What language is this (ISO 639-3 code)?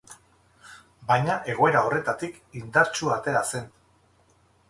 eus